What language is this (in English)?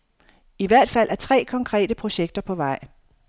Danish